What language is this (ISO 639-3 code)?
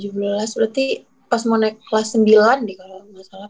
ind